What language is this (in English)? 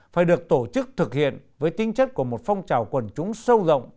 Vietnamese